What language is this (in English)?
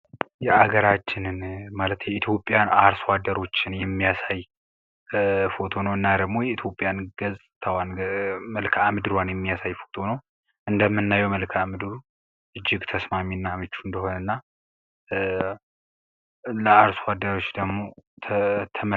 Amharic